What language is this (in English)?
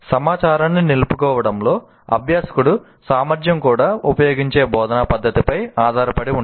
Telugu